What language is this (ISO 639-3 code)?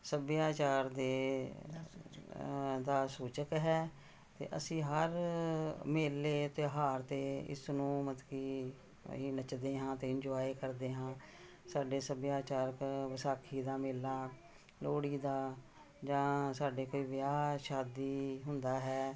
pan